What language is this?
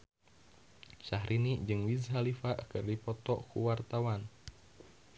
Sundanese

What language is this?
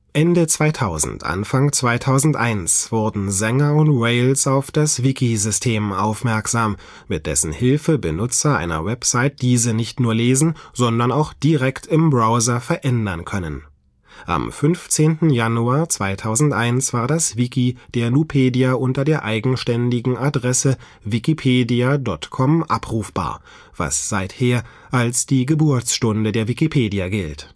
German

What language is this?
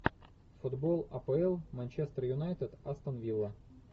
Russian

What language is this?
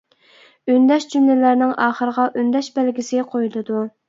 Uyghur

